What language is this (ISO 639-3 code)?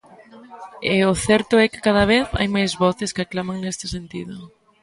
glg